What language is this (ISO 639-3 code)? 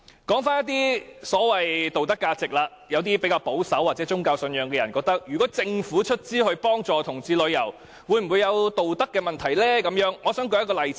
yue